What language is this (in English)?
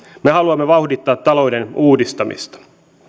Finnish